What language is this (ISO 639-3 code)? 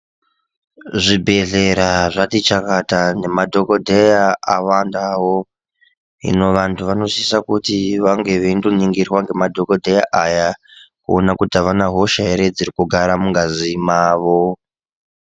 ndc